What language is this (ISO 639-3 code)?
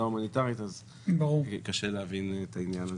heb